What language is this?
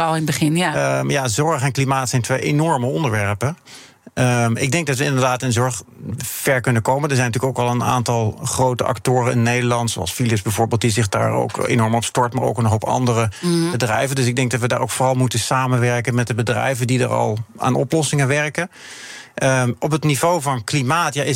Dutch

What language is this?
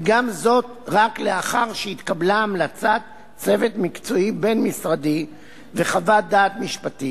Hebrew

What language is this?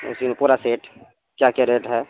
Urdu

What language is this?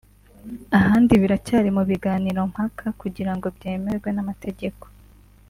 Kinyarwanda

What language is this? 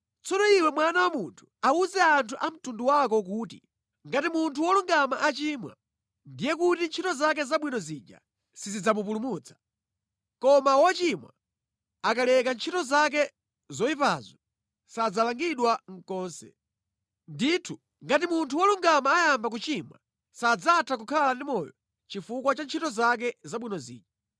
Nyanja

